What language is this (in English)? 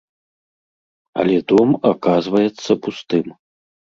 Belarusian